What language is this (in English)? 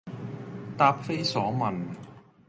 Cantonese